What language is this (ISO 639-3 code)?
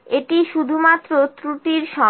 ben